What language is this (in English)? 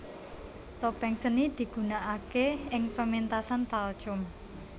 Javanese